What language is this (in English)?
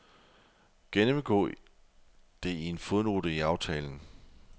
Danish